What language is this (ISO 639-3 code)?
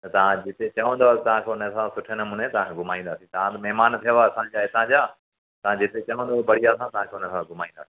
snd